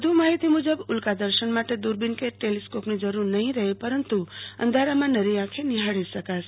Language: Gujarati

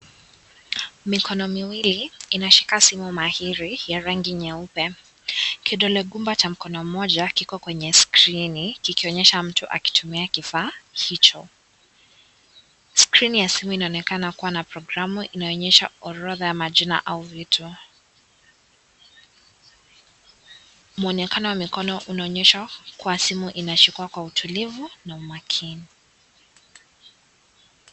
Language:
Swahili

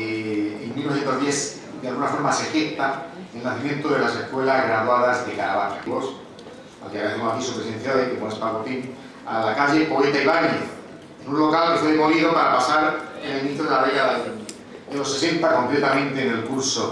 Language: Spanish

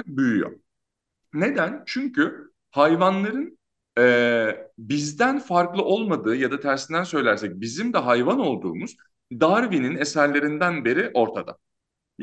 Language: Turkish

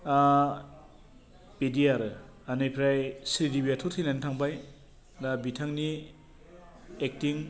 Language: Bodo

